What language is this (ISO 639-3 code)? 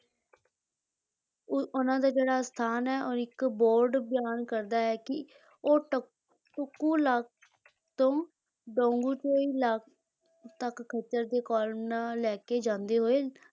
pan